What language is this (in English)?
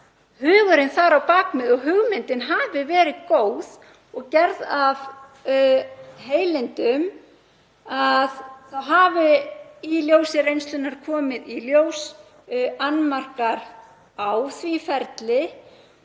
Icelandic